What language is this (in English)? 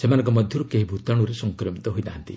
Odia